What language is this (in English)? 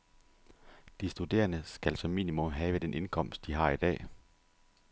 Danish